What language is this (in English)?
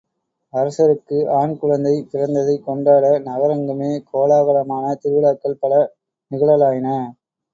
Tamil